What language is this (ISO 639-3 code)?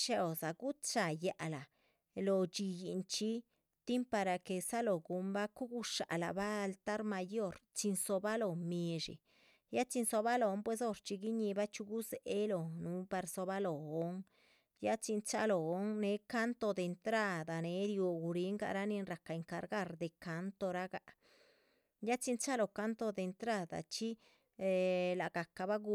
zpv